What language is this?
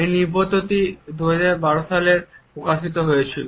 Bangla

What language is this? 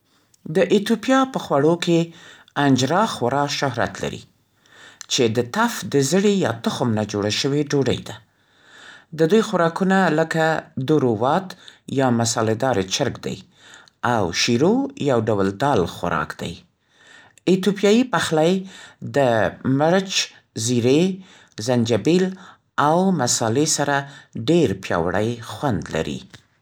Central Pashto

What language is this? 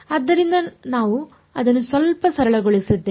Kannada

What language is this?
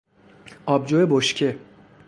Persian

